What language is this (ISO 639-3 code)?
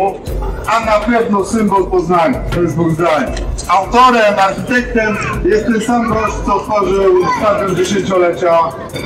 pol